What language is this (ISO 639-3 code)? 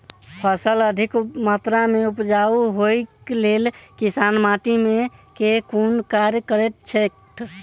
mai